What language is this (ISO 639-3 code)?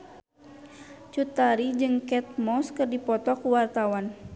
sun